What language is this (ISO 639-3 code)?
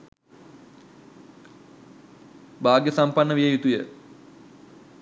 sin